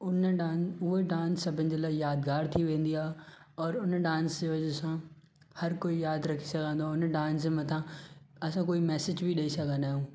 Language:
Sindhi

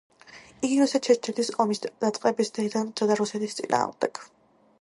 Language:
Georgian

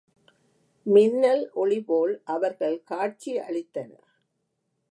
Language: Tamil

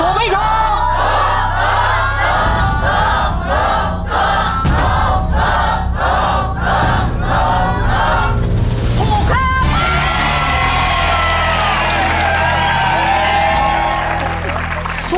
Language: Thai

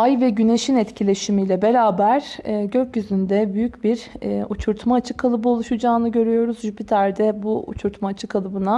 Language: Turkish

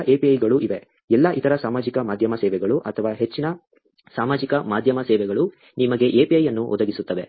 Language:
Kannada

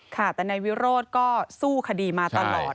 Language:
Thai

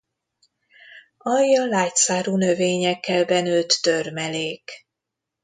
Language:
Hungarian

